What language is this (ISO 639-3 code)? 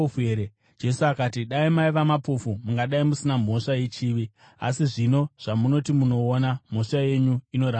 sna